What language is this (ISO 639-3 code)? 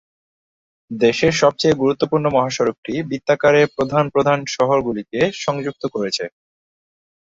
ben